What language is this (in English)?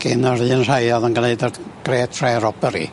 Welsh